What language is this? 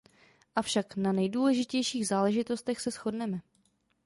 Czech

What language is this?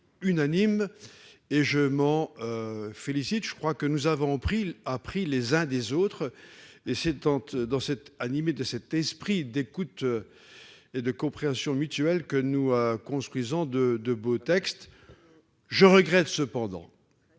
French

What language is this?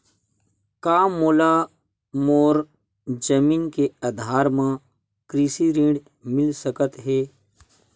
Chhattisgarhi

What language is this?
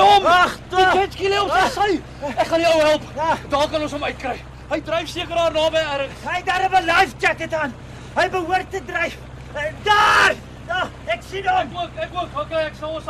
Dutch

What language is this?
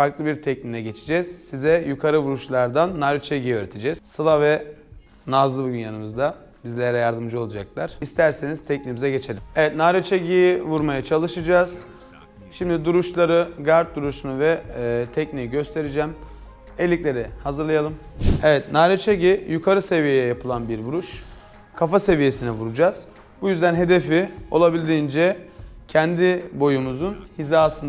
Turkish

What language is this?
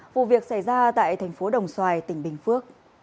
Vietnamese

